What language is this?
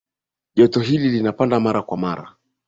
Swahili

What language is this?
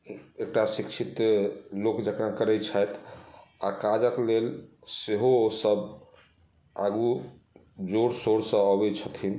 Maithili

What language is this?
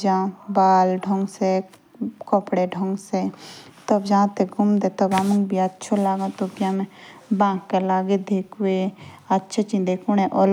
Jaunsari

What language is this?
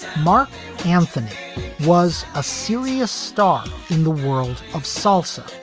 English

